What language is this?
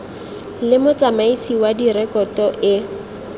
Tswana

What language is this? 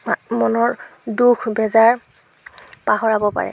Assamese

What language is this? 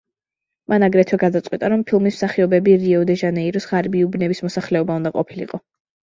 Georgian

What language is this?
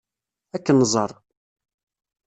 Kabyle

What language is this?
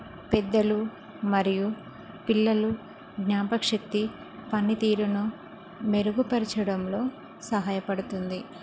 Telugu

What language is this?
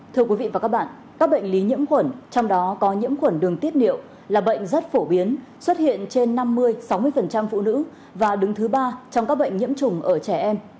Vietnamese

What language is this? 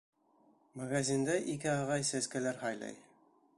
Bashkir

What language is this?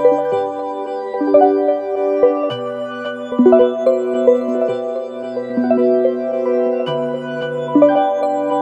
English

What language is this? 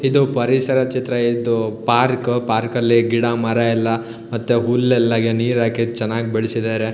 Kannada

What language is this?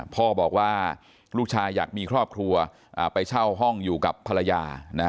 Thai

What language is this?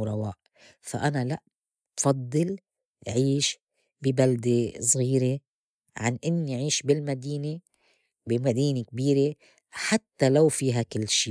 North Levantine Arabic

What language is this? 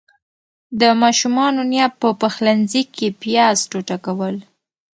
Pashto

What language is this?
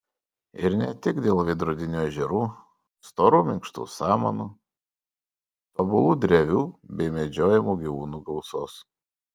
Lithuanian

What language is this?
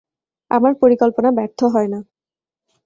Bangla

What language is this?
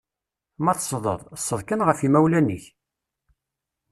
Kabyle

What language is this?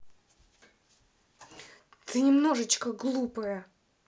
Russian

